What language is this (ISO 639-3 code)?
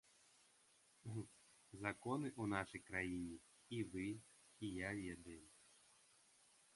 bel